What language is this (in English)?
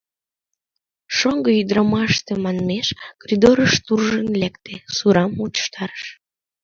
Mari